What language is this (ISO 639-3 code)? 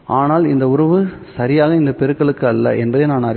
tam